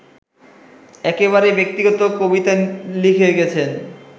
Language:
Bangla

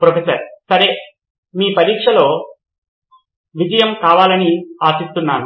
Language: Telugu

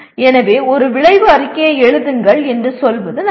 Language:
Tamil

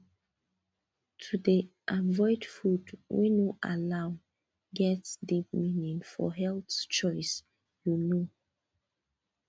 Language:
Nigerian Pidgin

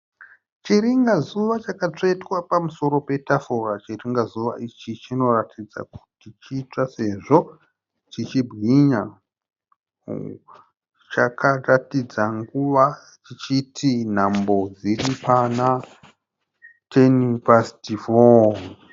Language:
Shona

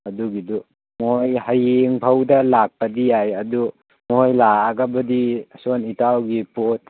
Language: Manipuri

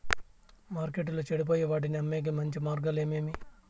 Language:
Telugu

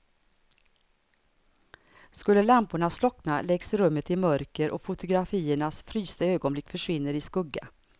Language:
Swedish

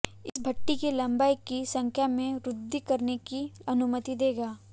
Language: Hindi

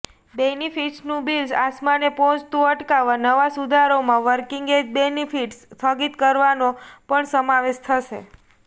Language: Gujarati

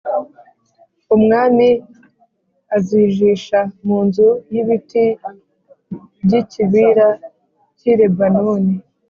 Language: Kinyarwanda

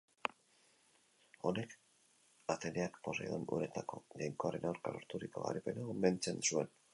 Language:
Basque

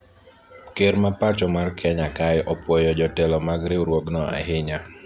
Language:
Luo (Kenya and Tanzania)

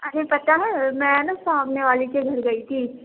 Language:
Urdu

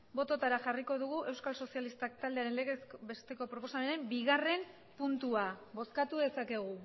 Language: Basque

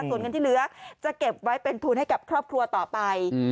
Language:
Thai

